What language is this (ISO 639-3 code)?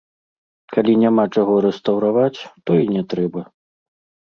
bel